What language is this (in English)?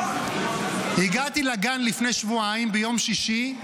Hebrew